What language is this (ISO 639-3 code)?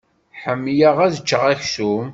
kab